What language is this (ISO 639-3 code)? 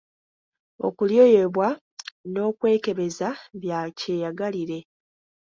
lug